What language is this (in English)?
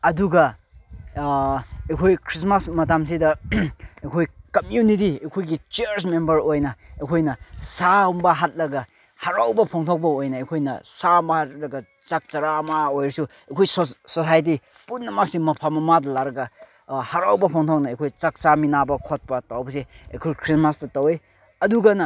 Manipuri